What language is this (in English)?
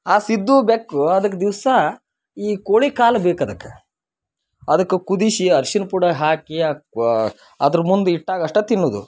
Kannada